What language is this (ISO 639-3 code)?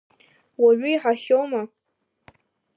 abk